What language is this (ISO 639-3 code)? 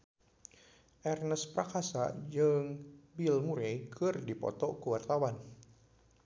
sun